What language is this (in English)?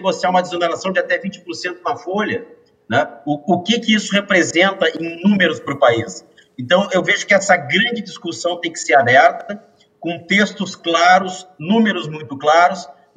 Portuguese